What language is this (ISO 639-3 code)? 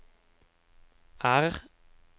nor